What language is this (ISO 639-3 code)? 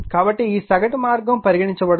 tel